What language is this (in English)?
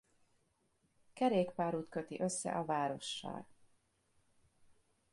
Hungarian